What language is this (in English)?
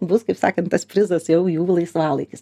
Lithuanian